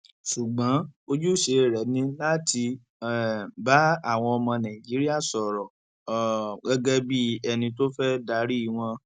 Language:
Yoruba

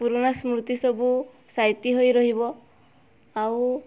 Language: Odia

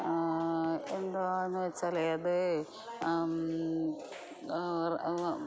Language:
Malayalam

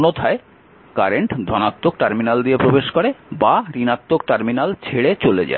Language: Bangla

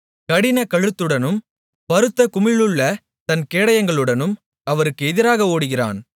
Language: Tamil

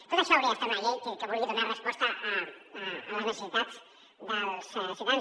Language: Catalan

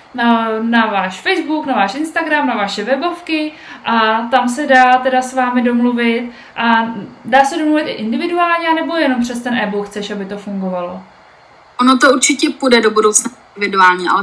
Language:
Czech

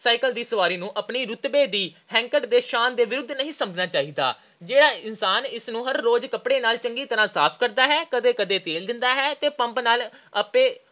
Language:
Punjabi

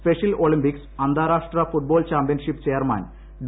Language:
Malayalam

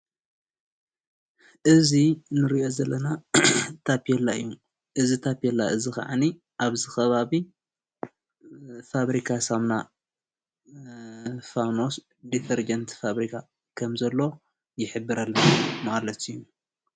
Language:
Tigrinya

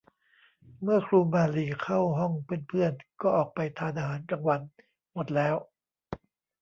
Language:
Thai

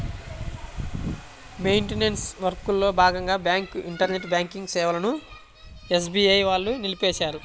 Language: Telugu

